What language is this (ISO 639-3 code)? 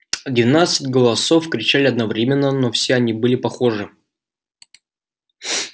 rus